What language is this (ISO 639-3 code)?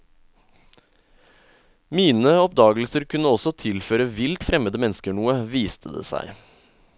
nor